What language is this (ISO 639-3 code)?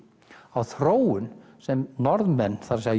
isl